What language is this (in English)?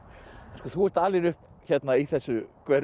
Icelandic